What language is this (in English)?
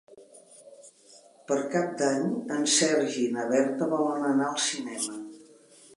Catalan